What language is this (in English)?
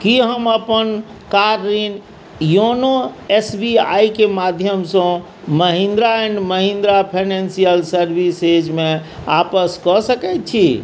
Maithili